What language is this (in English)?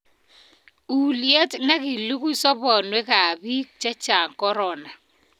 Kalenjin